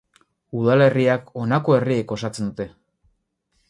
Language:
Basque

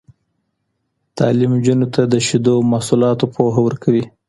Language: Pashto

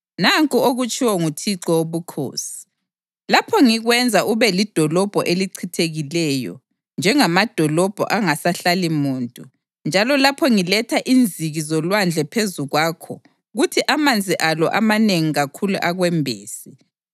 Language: North Ndebele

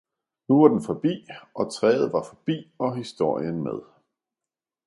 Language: Danish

